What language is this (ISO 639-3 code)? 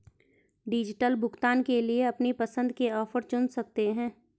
hin